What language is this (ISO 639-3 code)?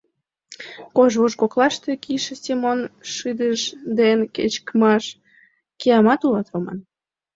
chm